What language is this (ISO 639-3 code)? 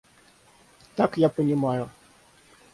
rus